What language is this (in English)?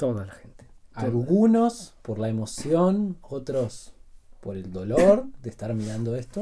Spanish